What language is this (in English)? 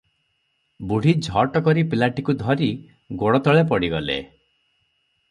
Odia